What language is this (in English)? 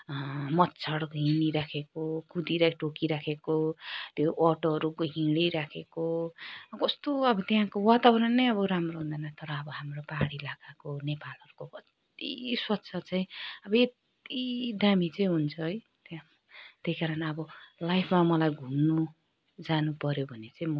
Nepali